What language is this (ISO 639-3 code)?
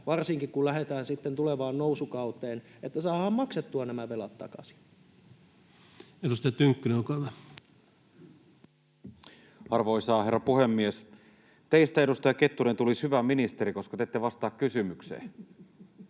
fin